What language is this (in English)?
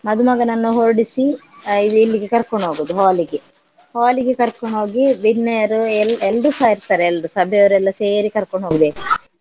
Kannada